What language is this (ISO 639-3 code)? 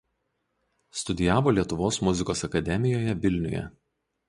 lit